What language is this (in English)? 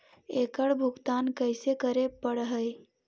Magahi